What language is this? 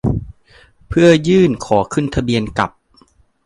Thai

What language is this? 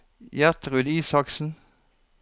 Norwegian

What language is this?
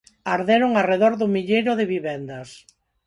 Galician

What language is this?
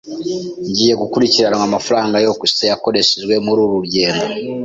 Kinyarwanda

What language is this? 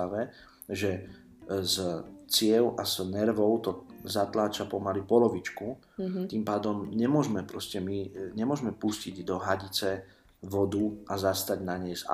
Slovak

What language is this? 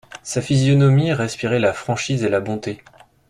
French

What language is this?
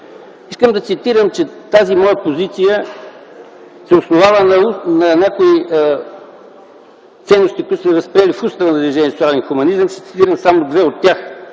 Bulgarian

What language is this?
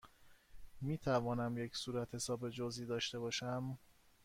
Persian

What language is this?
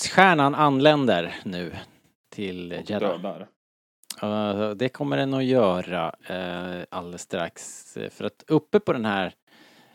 Swedish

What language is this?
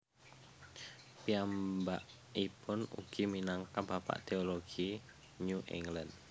Javanese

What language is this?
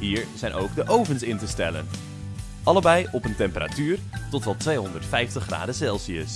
Dutch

